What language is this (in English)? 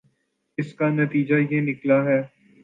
Urdu